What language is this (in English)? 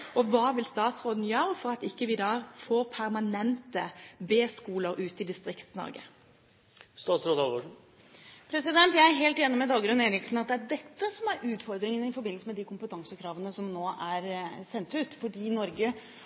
Norwegian Bokmål